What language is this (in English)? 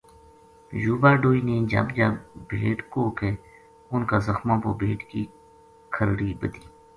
Gujari